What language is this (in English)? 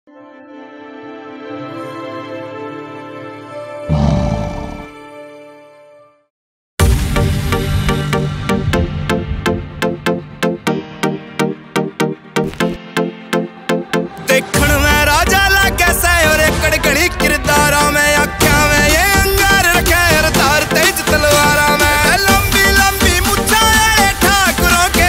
Arabic